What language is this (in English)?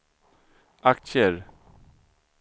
Swedish